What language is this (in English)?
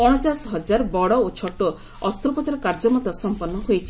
Odia